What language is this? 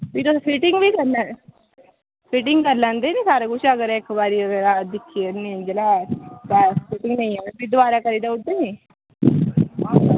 Dogri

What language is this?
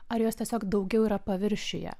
Lithuanian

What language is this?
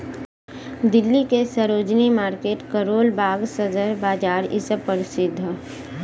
Bhojpuri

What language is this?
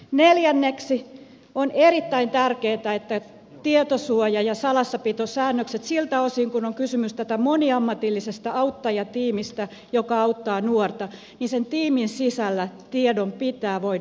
Finnish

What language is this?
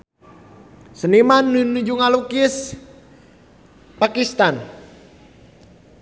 Sundanese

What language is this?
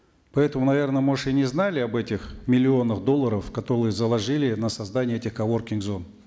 Kazakh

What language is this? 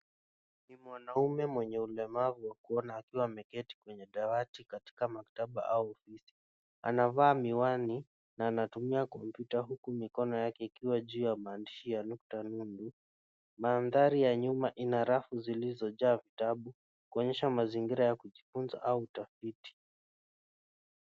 Swahili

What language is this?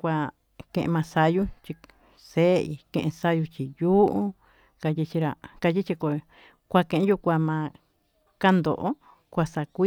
Tututepec Mixtec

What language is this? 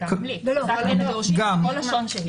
Hebrew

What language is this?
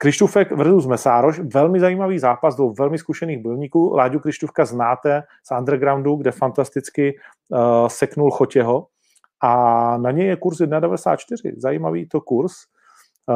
Czech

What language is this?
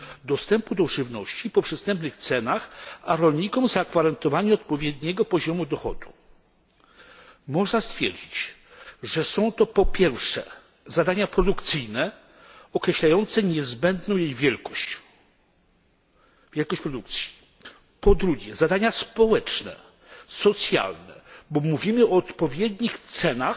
Polish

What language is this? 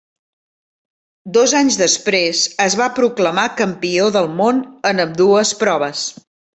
Catalan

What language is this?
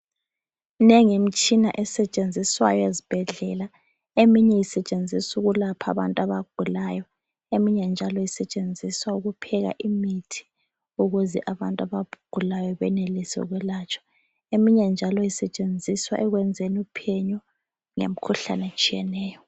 North Ndebele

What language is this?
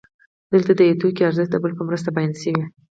Pashto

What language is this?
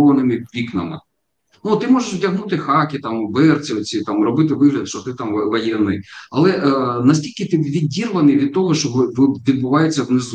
Ukrainian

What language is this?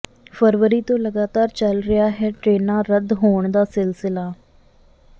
Punjabi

